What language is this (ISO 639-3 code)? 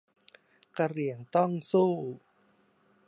tha